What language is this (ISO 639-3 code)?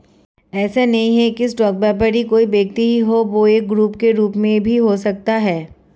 hin